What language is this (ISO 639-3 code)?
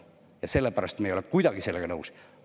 est